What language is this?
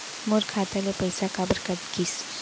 Chhattisgarhi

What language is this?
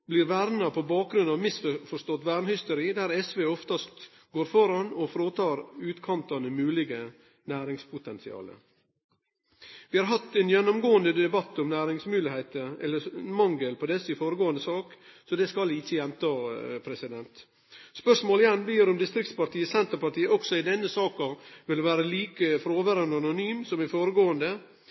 Norwegian Nynorsk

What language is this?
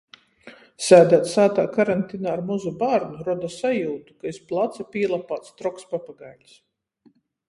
Latgalian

